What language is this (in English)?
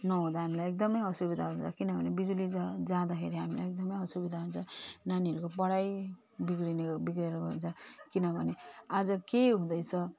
Nepali